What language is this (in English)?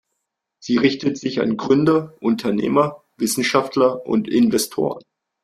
German